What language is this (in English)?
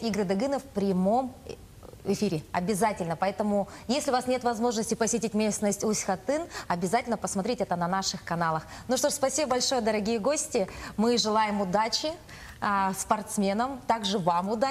Russian